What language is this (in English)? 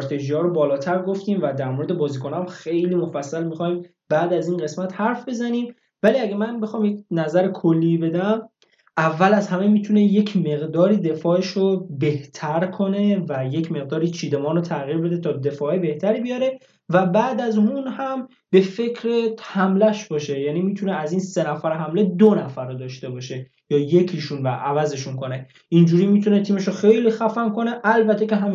Persian